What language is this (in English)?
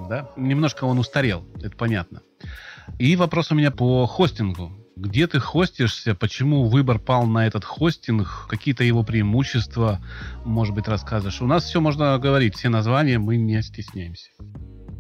Russian